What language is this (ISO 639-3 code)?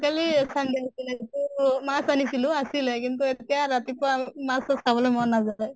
asm